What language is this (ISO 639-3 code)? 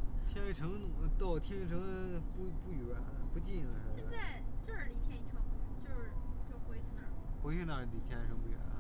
zho